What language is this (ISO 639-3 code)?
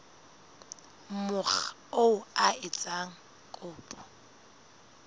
sot